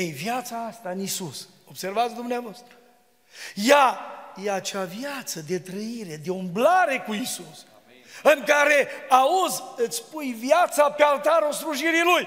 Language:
Romanian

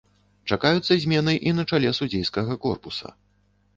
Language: Belarusian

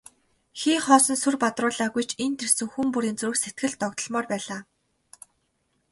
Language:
Mongolian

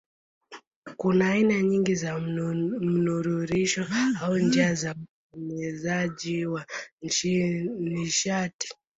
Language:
Swahili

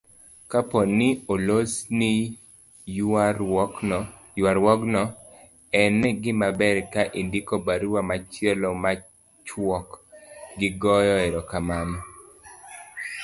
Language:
Luo (Kenya and Tanzania)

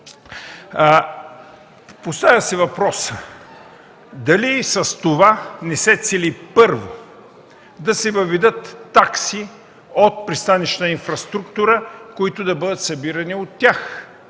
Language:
Bulgarian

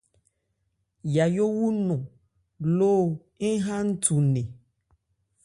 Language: Ebrié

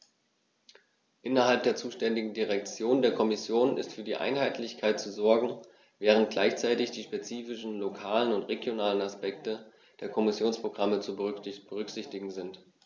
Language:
German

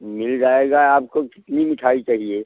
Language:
Hindi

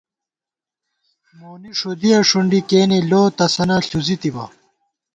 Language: Gawar-Bati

